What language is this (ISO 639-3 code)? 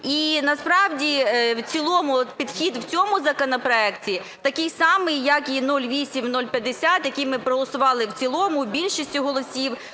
ukr